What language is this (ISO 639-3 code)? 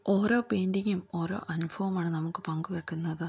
mal